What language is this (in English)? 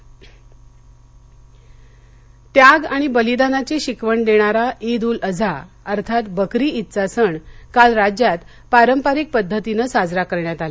Marathi